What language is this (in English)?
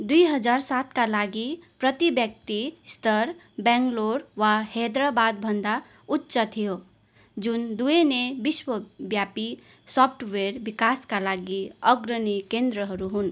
Nepali